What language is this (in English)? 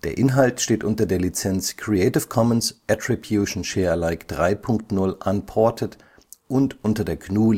German